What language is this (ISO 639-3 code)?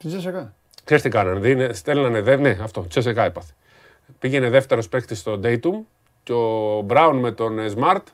ell